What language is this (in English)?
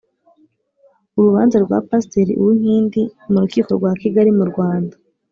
Kinyarwanda